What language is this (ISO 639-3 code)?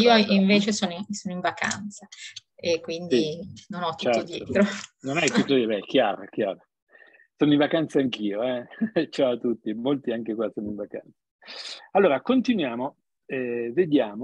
ita